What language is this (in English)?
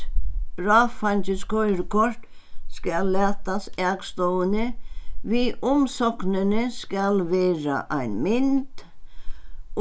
Faroese